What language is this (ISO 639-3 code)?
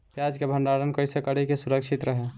bho